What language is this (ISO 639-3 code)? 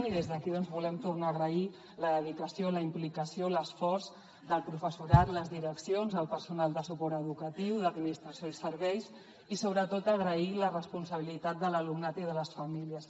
cat